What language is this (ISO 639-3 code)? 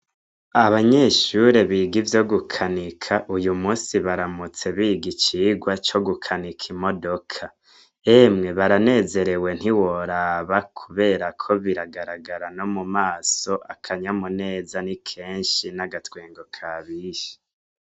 run